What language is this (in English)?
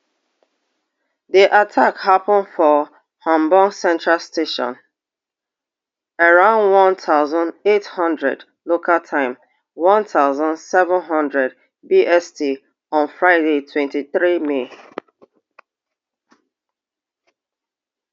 Nigerian Pidgin